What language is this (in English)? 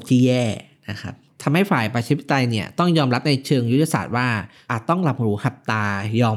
Thai